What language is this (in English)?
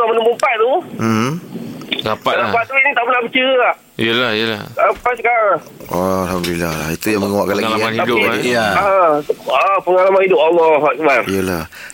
Malay